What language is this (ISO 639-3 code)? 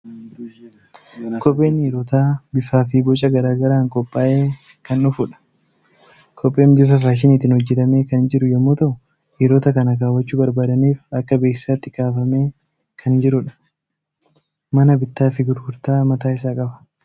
orm